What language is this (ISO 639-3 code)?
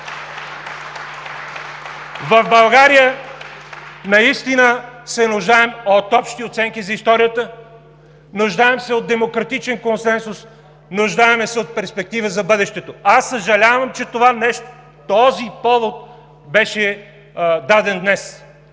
bul